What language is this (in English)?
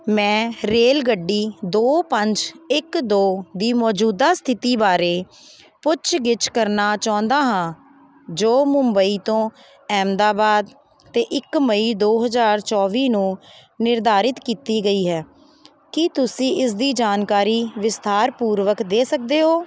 Punjabi